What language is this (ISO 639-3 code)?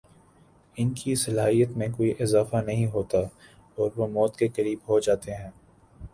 urd